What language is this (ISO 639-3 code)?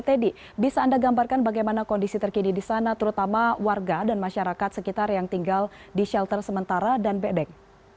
ind